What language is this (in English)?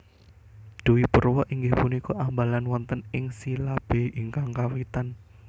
Javanese